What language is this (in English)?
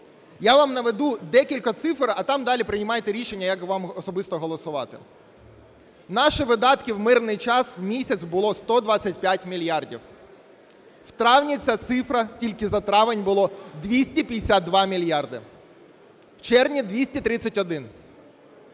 Ukrainian